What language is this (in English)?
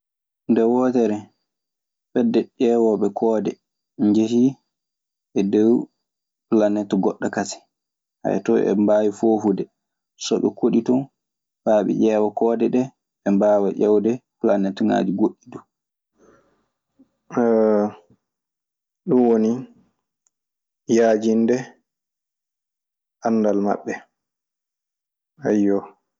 Maasina Fulfulde